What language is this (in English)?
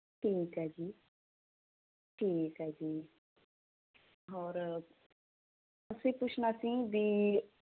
Punjabi